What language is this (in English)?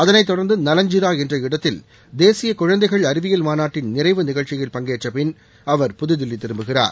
Tamil